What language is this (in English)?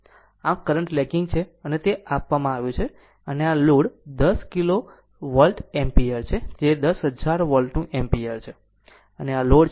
Gujarati